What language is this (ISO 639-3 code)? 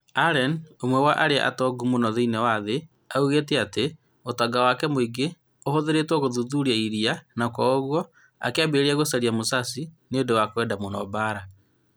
kik